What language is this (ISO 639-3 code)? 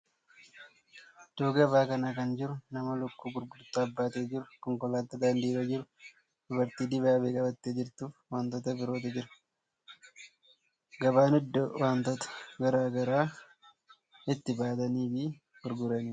orm